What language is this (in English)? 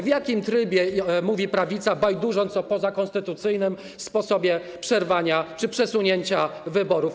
Polish